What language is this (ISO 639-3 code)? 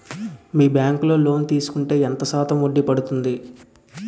tel